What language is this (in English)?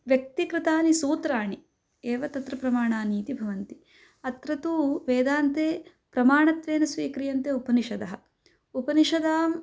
Sanskrit